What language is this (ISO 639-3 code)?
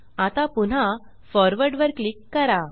mar